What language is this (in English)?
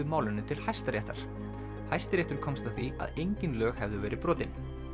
Icelandic